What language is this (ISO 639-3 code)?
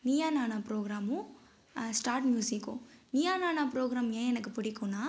tam